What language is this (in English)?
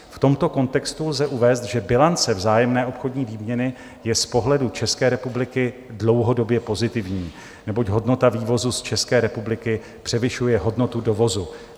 Czech